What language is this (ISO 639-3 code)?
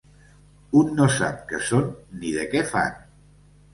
cat